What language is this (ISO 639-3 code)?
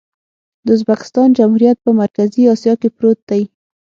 pus